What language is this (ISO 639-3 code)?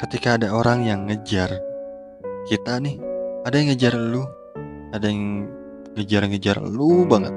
ind